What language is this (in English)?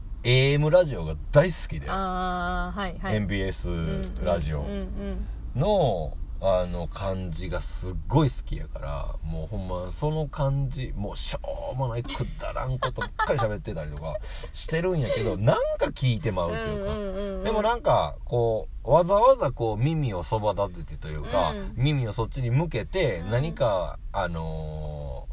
Japanese